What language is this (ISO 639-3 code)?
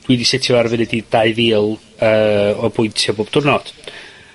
cym